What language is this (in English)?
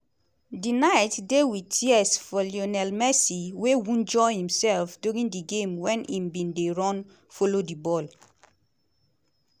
Nigerian Pidgin